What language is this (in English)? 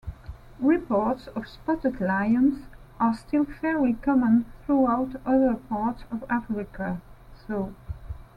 English